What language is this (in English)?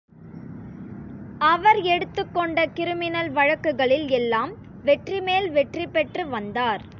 Tamil